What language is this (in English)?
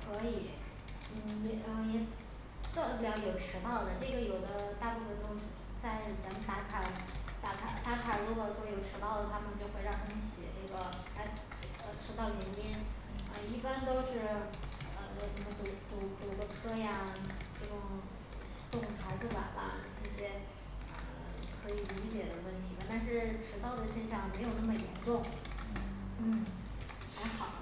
Chinese